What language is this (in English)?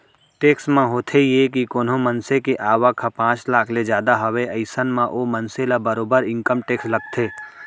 Chhattisgarhi